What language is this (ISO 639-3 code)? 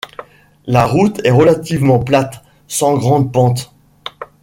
fra